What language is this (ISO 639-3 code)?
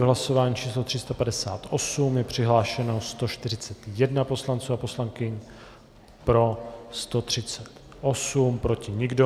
ces